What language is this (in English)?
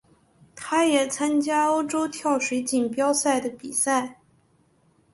Chinese